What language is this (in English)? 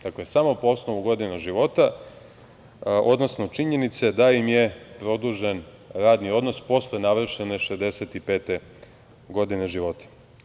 Serbian